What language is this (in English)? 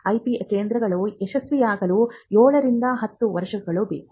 Kannada